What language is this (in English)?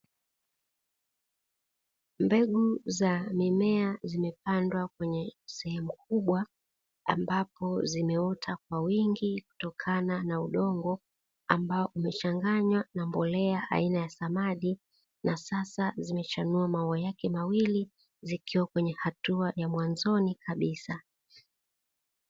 Swahili